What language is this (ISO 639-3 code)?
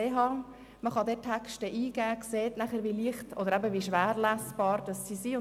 gsw